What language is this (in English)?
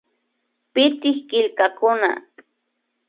Imbabura Highland Quichua